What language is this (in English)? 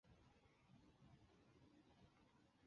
Chinese